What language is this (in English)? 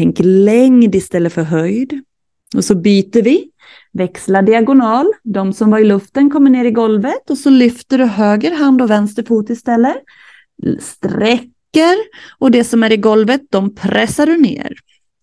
Swedish